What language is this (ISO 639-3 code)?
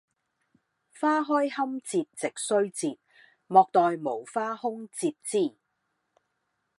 yue